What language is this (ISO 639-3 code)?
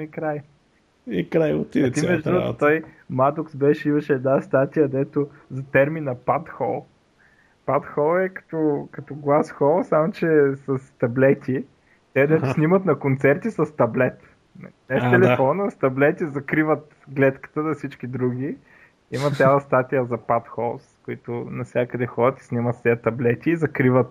bul